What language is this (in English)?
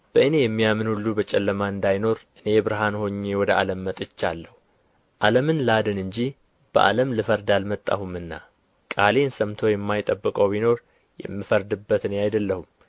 Amharic